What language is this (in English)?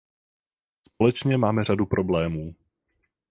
Czech